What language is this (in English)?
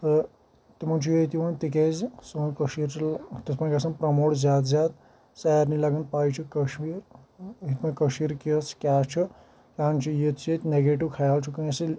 Kashmiri